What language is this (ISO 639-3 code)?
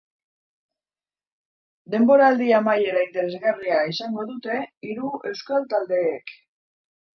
eus